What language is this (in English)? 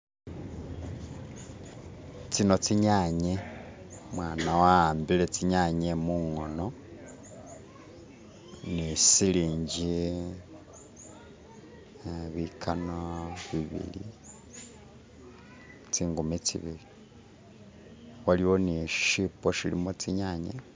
Masaaba